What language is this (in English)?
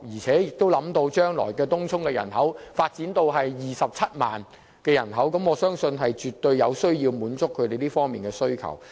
Cantonese